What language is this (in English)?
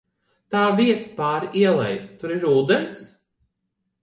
Latvian